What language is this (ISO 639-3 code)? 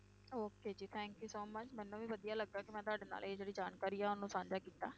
pan